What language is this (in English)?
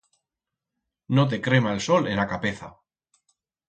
Aragonese